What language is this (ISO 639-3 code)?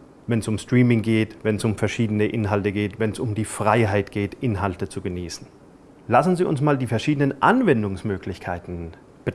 deu